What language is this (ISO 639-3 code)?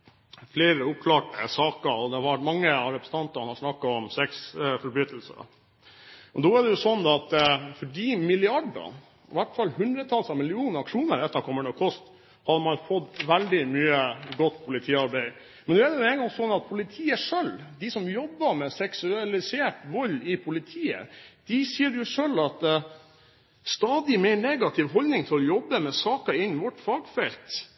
nob